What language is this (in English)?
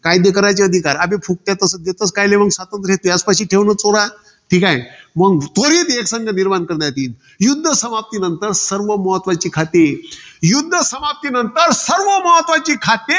Marathi